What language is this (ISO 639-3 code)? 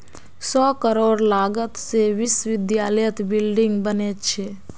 mag